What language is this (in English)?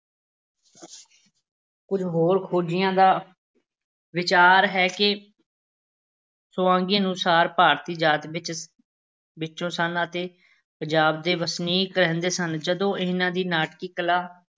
Punjabi